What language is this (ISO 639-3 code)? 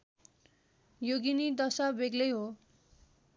nep